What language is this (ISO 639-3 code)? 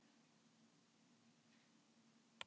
isl